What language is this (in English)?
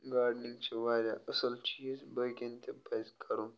Kashmiri